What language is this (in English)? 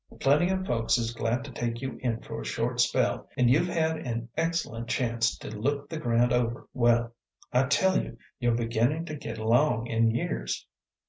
English